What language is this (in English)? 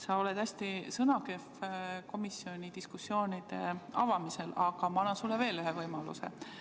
Estonian